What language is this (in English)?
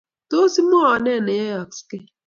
Kalenjin